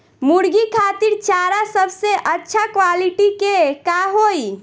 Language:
Bhojpuri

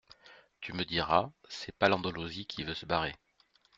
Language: French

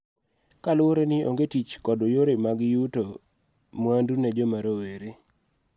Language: Luo (Kenya and Tanzania)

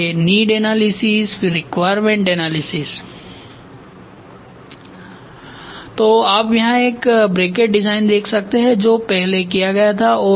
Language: Hindi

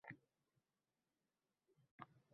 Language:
Uzbek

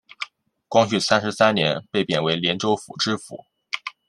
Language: Chinese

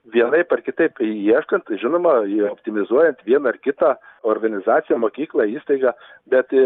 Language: Lithuanian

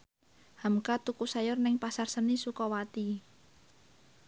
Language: Javanese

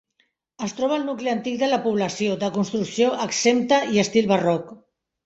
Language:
Catalan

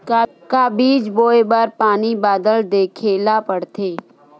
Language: Chhattisgarhi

